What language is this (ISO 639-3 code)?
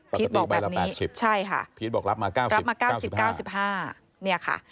tha